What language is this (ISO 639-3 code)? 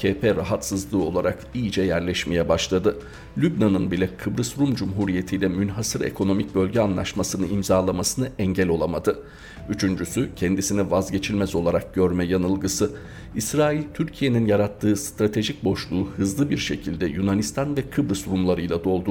tur